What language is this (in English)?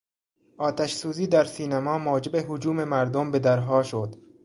Persian